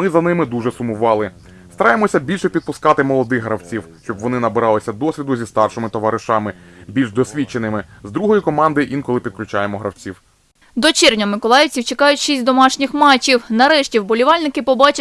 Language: Ukrainian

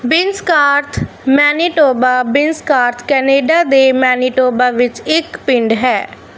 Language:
Punjabi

